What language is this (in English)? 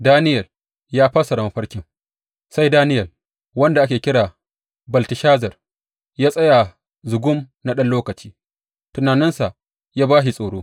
Hausa